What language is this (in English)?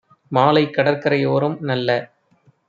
Tamil